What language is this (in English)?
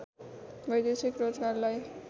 Nepali